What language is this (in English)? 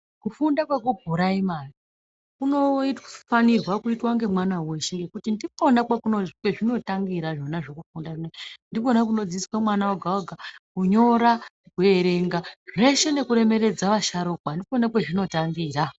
Ndau